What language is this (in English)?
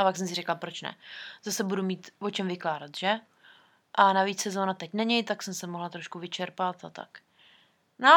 Czech